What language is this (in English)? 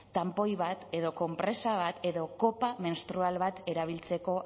Basque